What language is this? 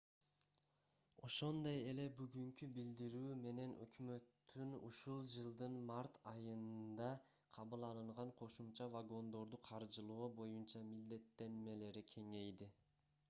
Kyrgyz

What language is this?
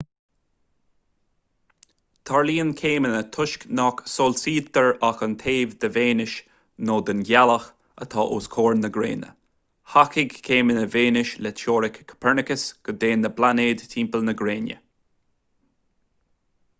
Irish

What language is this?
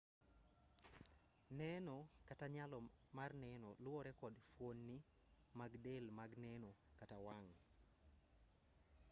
Luo (Kenya and Tanzania)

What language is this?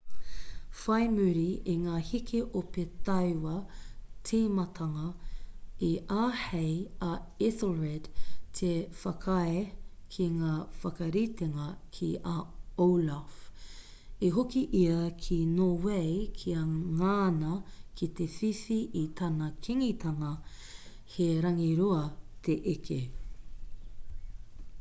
Māori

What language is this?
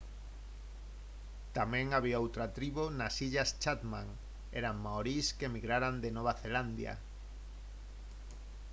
Galician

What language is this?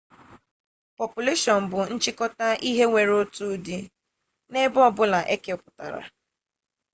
Igbo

